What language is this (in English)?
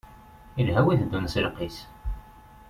Kabyle